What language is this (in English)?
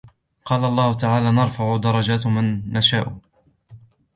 Arabic